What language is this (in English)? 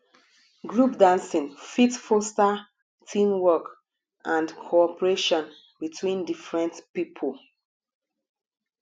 Nigerian Pidgin